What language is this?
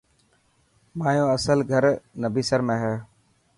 Dhatki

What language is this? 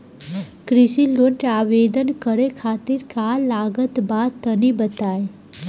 Bhojpuri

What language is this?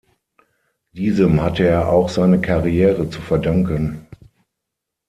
German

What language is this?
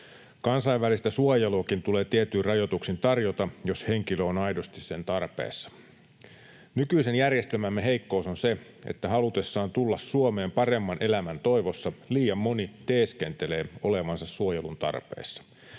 Finnish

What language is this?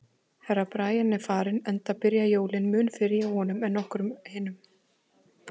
Icelandic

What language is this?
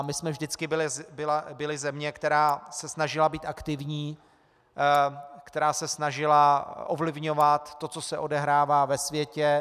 Czech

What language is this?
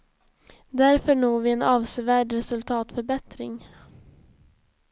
Swedish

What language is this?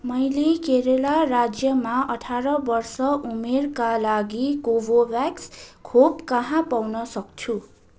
Nepali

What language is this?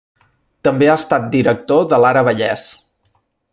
Catalan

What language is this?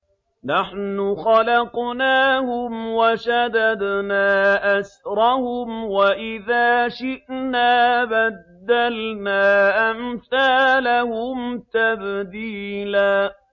Arabic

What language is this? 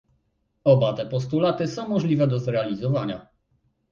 Polish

